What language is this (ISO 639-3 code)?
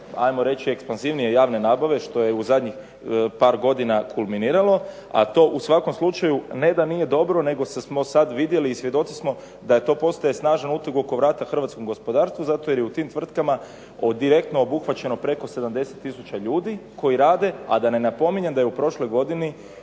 hrv